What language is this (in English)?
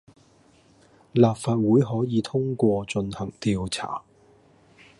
Cantonese